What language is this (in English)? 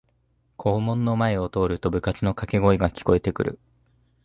Japanese